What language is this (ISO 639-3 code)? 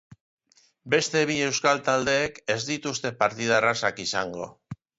eus